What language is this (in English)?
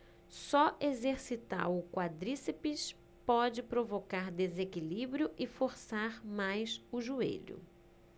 Portuguese